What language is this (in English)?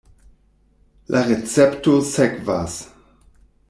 Esperanto